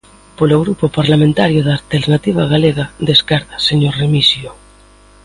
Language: Galician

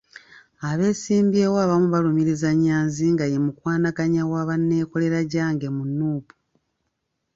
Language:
Ganda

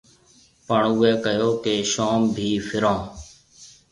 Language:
Marwari (Pakistan)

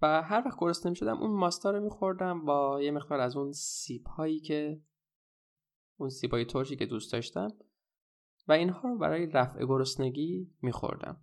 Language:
Persian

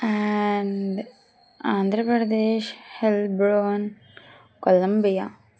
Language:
Telugu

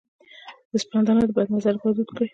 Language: Pashto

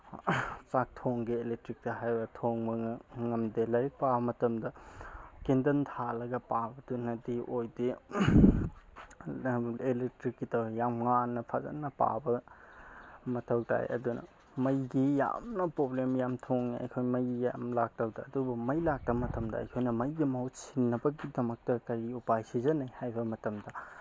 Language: Manipuri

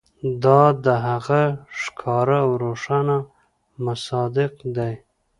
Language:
Pashto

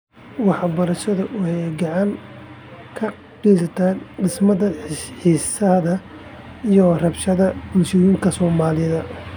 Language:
Somali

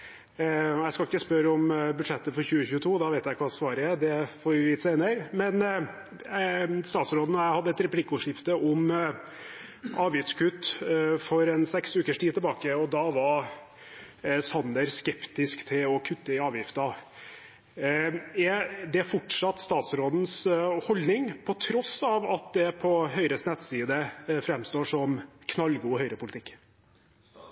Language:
Norwegian Bokmål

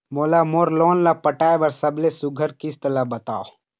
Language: Chhattisgarhi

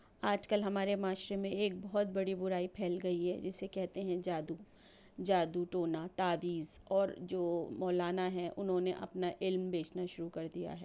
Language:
Urdu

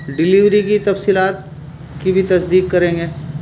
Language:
Urdu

